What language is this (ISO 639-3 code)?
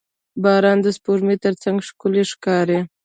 pus